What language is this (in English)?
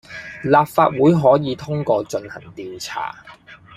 Cantonese